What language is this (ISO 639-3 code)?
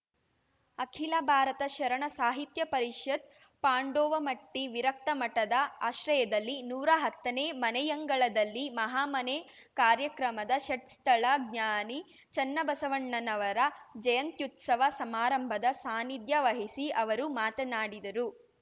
kan